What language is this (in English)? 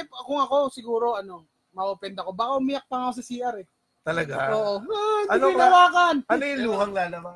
Filipino